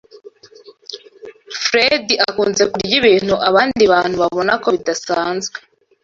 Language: Kinyarwanda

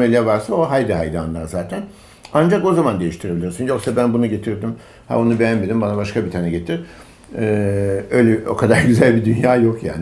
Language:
Turkish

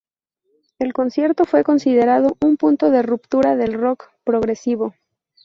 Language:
Spanish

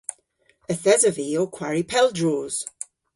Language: Cornish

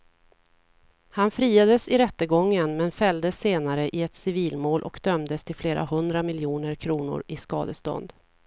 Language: Swedish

